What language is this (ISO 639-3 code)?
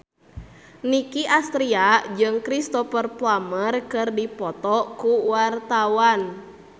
sun